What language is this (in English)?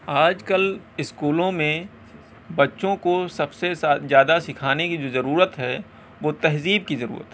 Urdu